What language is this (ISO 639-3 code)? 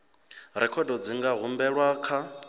ven